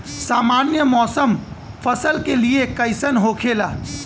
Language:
Bhojpuri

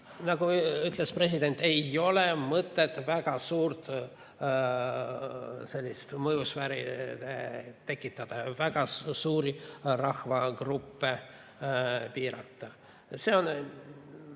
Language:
Estonian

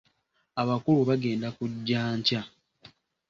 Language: Ganda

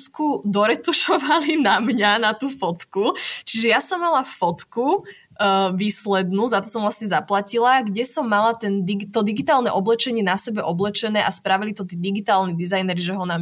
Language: Slovak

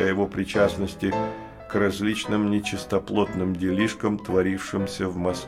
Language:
Russian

